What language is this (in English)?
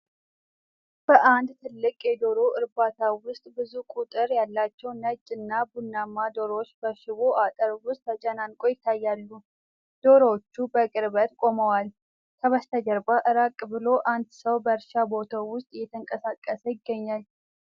Amharic